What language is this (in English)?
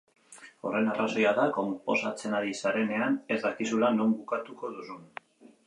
Basque